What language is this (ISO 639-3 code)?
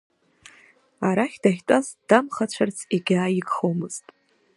abk